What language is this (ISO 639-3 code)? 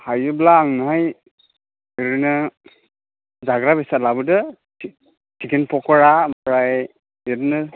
brx